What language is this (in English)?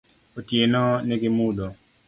Luo (Kenya and Tanzania)